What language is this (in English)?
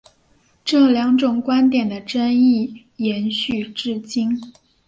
Chinese